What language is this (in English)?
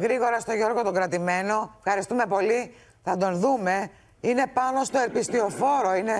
Greek